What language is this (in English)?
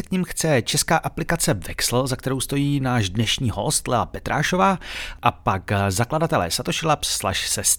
Czech